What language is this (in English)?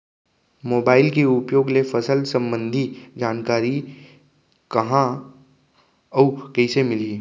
Chhattisgarhi